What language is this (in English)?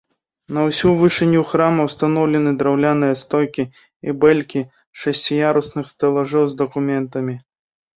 Belarusian